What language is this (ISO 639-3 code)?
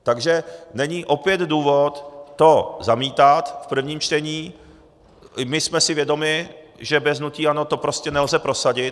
ces